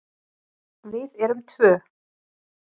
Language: Icelandic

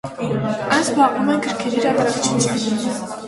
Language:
Armenian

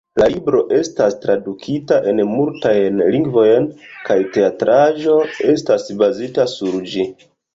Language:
Esperanto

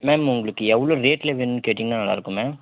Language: Tamil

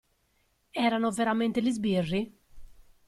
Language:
Italian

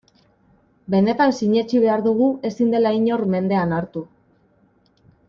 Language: Basque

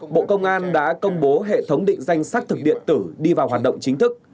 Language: Vietnamese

